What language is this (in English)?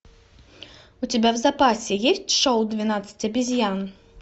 Russian